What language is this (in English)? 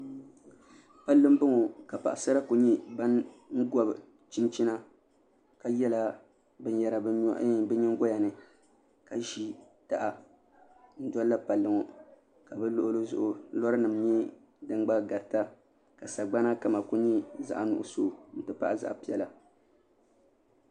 Dagbani